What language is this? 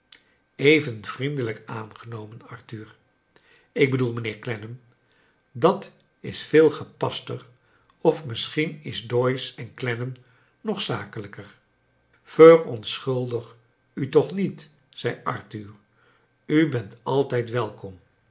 Dutch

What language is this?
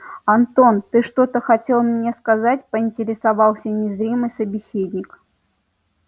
Russian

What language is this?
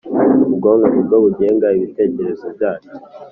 Kinyarwanda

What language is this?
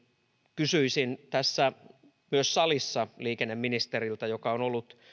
Finnish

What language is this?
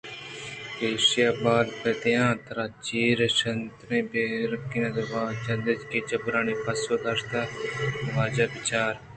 Eastern Balochi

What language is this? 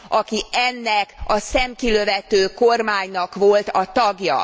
Hungarian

